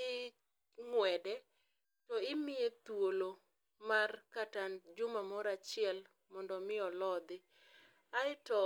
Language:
Luo (Kenya and Tanzania)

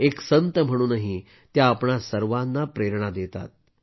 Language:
Marathi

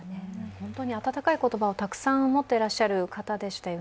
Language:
Japanese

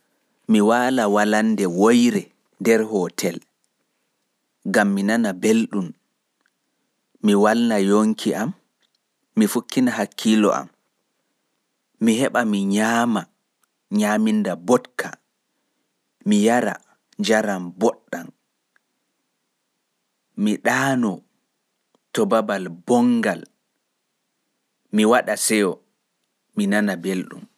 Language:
Fula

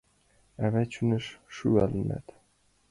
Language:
Mari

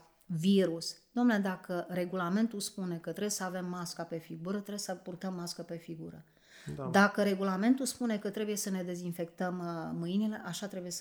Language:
Romanian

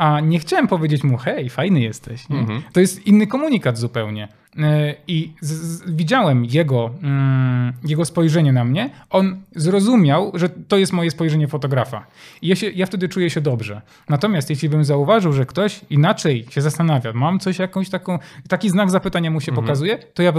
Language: Polish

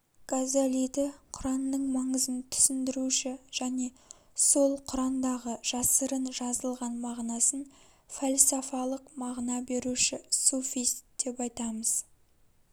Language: Kazakh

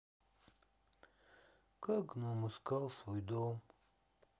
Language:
Russian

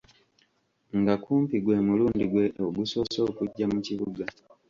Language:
Ganda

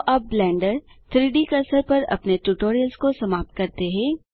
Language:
Hindi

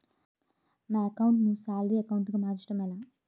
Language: Telugu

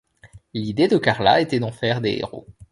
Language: French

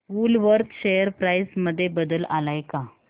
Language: Marathi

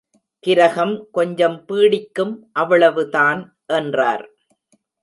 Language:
Tamil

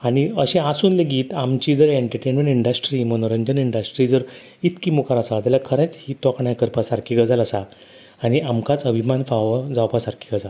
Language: Konkani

